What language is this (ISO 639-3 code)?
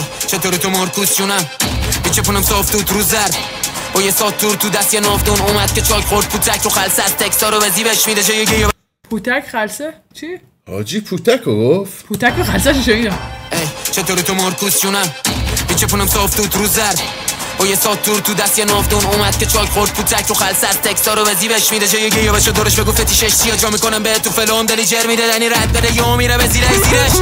fas